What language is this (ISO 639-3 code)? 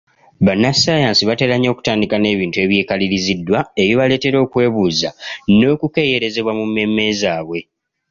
lug